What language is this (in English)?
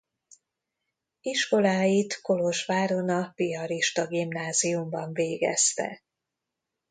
Hungarian